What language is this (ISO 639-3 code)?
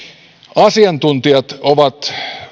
fin